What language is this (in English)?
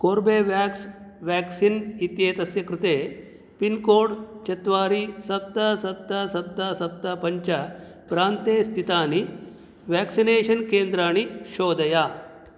Sanskrit